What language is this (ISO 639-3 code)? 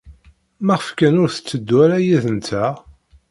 kab